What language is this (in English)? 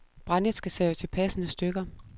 Danish